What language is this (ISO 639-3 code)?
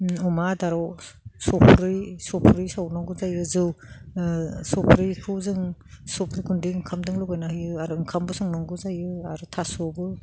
brx